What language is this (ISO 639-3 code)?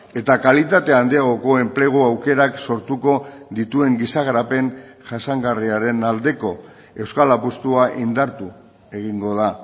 eus